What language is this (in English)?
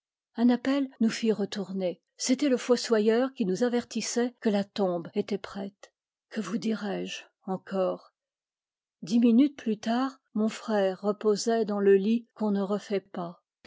French